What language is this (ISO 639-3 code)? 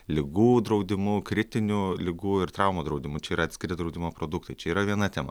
lit